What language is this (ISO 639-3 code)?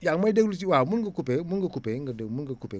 wol